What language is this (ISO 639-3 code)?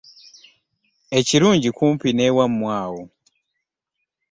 lug